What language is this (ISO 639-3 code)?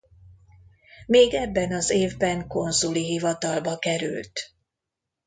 hun